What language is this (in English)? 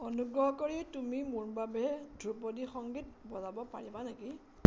Assamese